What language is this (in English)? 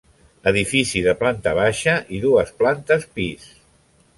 Catalan